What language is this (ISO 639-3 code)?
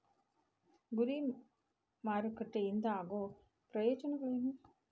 kan